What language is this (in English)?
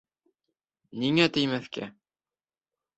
Bashkir